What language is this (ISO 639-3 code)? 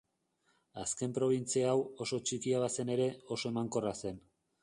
eus